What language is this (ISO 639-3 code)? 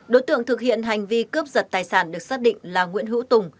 vie